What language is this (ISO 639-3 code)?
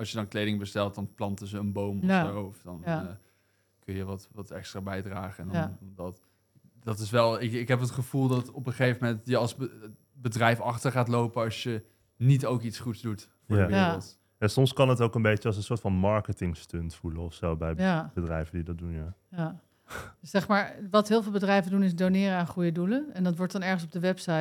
nld